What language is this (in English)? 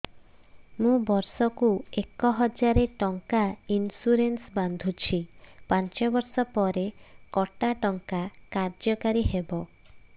Odia